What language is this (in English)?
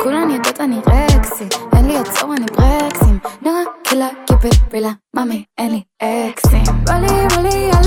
Hebrew